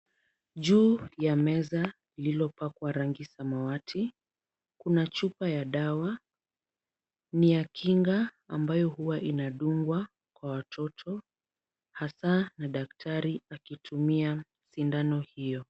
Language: Swahili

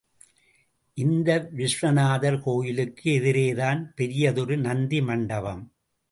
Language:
Tamil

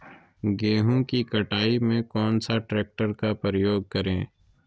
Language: Magahi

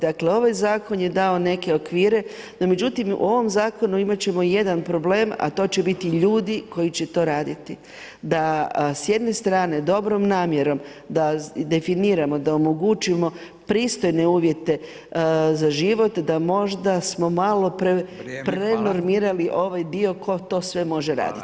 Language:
Croatian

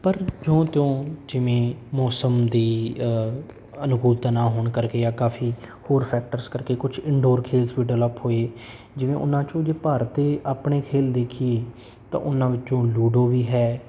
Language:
Punjabi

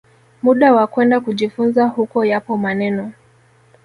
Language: Swahili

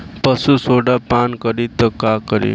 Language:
Bhojpuri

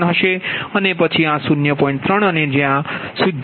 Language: Gujarati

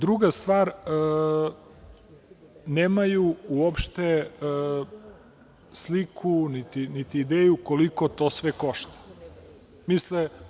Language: Serbian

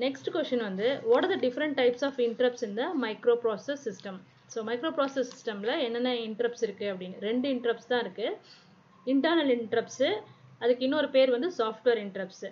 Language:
Tamil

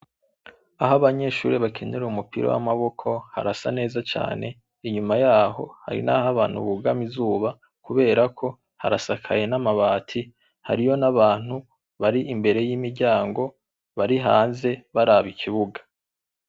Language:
Rundi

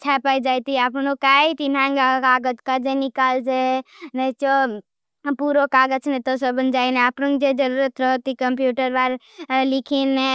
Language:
Bhili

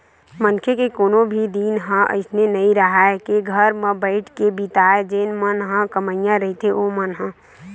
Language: Chhattisgarhi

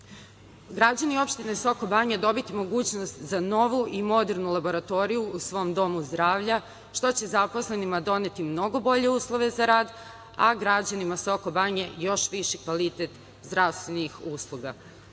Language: Serbian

